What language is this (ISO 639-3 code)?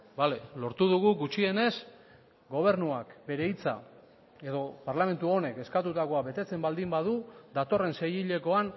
eus